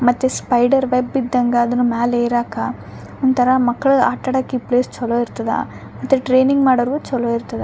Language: Kannada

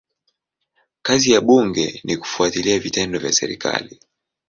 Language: Swahili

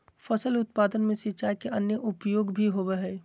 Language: Magahi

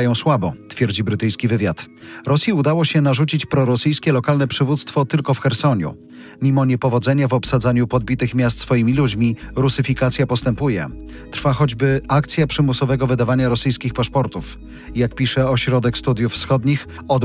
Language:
Polish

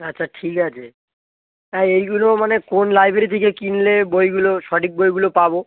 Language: Bangla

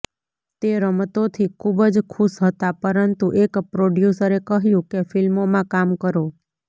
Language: Gujarati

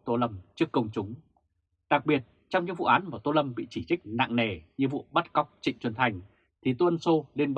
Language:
Vietnamese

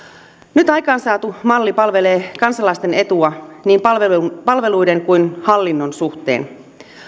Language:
Finnish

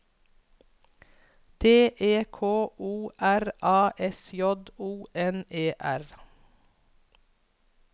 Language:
Norwegian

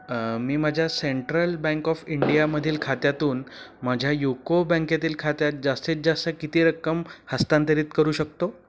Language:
Marathi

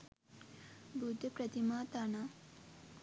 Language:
Sinhala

